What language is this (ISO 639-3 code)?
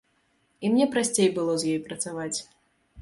bel